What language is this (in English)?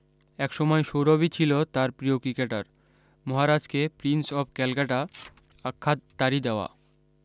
Bangla